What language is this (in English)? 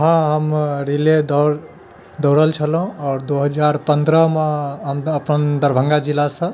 Maithili